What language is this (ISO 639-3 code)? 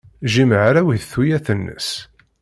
kab